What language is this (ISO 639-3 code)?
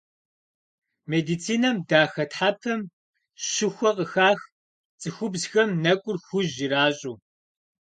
kbd